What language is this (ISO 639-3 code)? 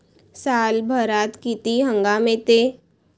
mar